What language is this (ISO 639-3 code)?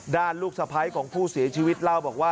tha